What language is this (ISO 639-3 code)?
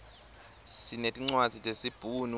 ssw